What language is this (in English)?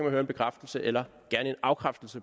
Danish